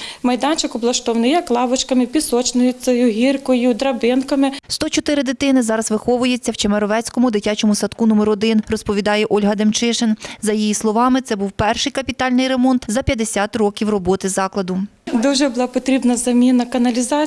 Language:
Ukrainian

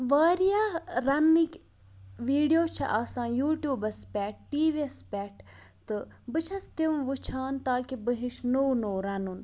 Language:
Kashmiri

